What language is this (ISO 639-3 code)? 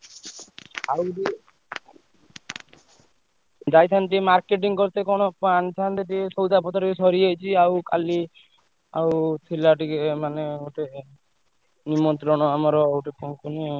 ori